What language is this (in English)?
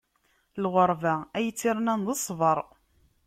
Kabyle